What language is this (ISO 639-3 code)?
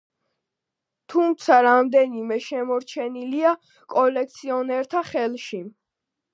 kat